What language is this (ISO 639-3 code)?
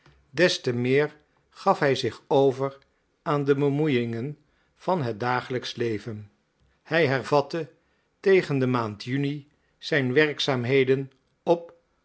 nld